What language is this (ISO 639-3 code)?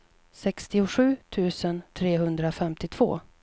swe